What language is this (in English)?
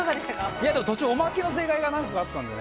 Japanese